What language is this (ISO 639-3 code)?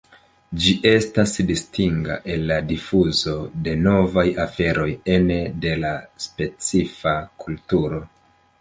epo